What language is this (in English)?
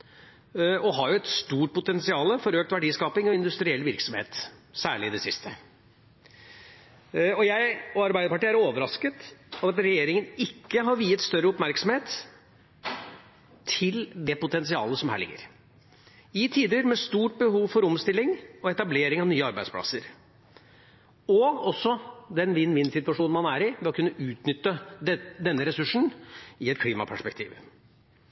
Norwegian Bokmål